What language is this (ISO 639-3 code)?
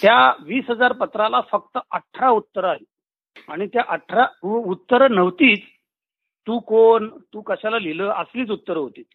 mar